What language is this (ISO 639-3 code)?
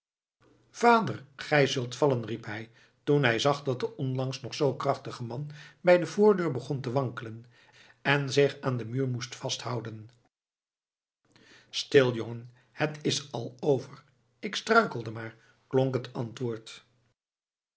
nld